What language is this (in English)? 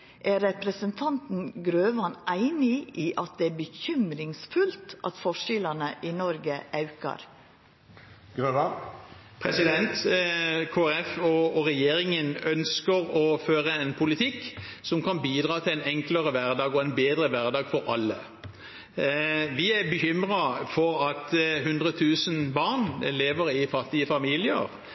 Norwegian